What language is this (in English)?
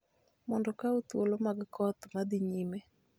Luo (Kenya and Tanzania)